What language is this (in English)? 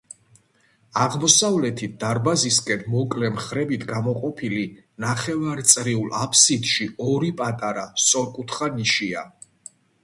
Georgian